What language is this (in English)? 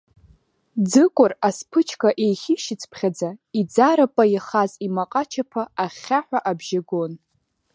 Abkhazian